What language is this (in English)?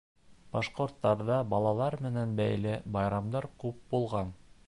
Bashkir